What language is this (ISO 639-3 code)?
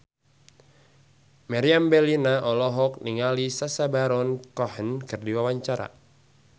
sun